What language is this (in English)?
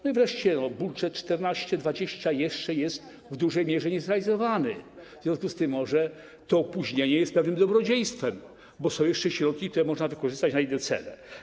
Polish